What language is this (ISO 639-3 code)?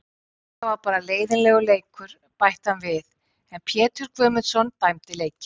isl